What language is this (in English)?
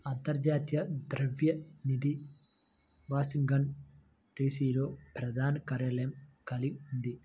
Telugu